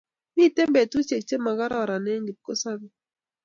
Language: Kalenjin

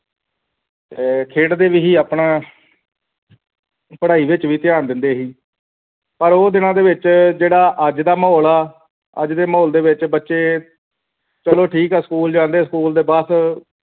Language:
Punjabi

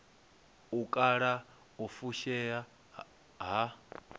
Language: Venda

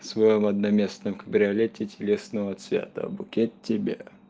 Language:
Russian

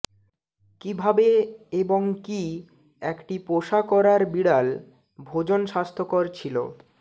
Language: Bangla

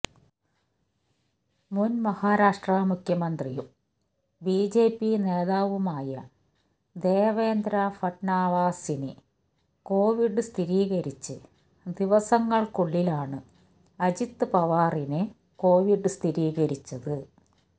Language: Malayalam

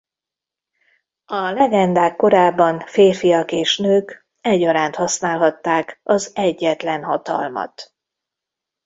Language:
Hungarian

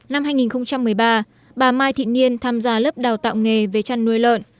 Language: Vietnamese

